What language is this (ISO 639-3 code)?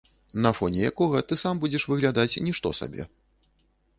bel